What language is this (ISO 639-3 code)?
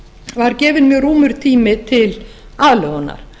isl